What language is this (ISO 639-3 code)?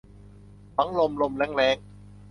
tha